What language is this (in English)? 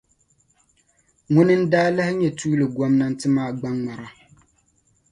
Dagbani